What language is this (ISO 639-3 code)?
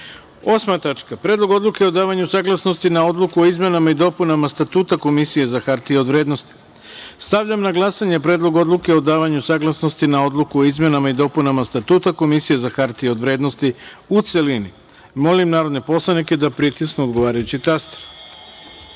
srp